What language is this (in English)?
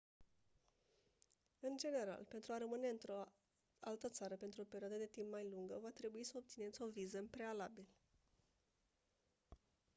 Romanian